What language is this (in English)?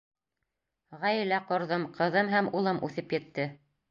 Bashkir